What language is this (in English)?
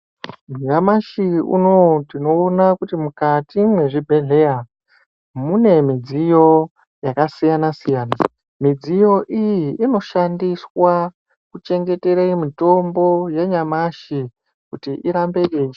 Ndau